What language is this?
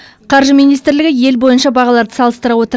Kazakh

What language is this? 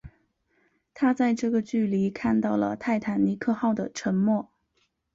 Chinese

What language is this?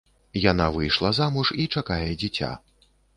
Belarusian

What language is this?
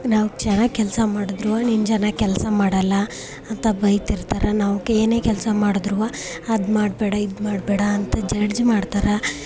Kannada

